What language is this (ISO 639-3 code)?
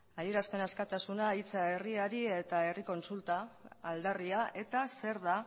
eus